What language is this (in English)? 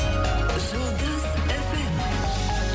Kazakh